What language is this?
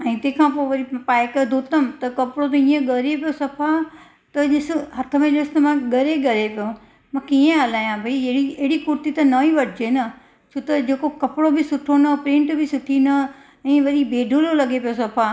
Sindhi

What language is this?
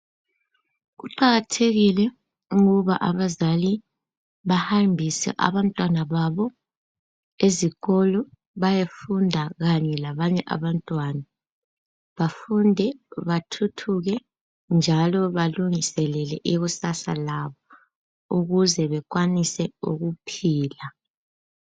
North Ndebele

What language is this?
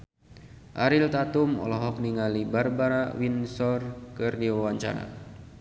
Sundanese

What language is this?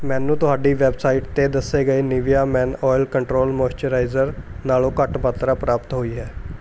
Punjabi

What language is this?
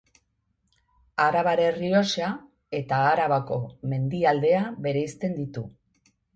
Basque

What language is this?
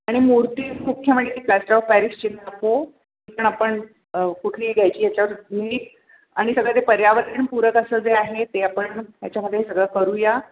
Marathi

